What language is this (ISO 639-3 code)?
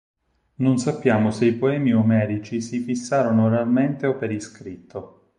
ita